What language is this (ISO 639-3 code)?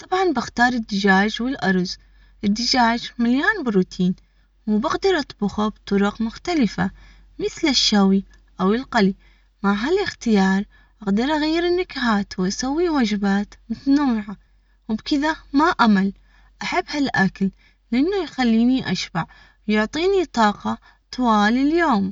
acx